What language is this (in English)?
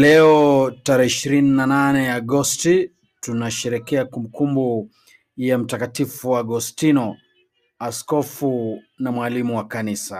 Swahili